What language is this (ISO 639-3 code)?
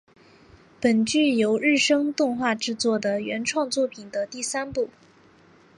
zho